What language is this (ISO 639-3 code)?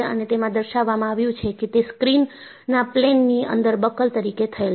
guj